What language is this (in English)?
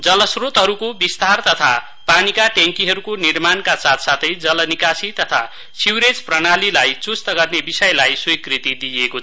Nepali